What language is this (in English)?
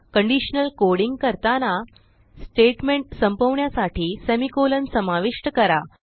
Marathi